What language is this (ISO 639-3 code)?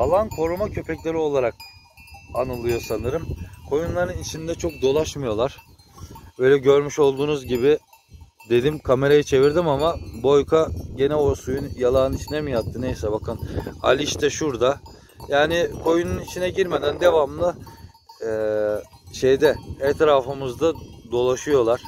tur